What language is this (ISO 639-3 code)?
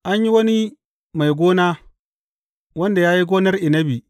hau